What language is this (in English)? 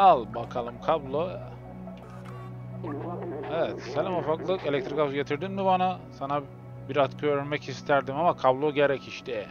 Turkish